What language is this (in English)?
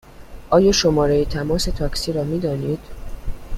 Persian